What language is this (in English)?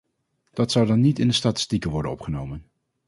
Dutch